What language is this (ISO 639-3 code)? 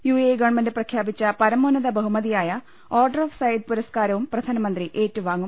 mal